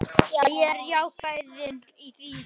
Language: Icelandic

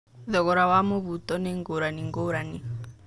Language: Kikuyu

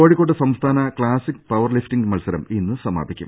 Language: Malayalam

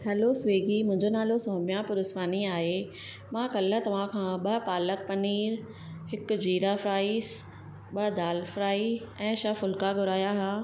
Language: Sindhi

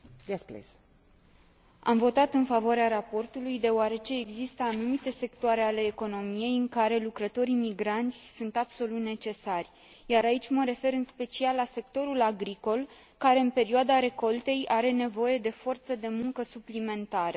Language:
Romanian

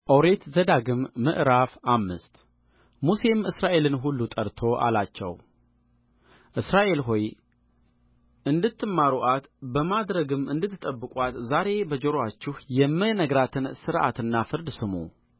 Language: Amharic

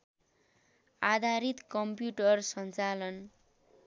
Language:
Nepali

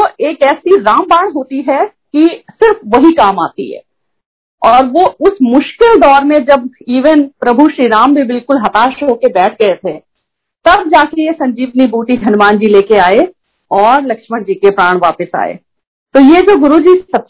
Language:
Hindi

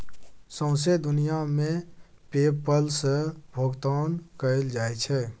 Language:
Maithili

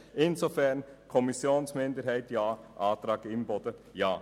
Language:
Swiss German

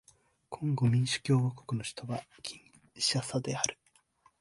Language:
Japanese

